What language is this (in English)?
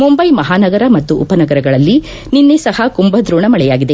Kannada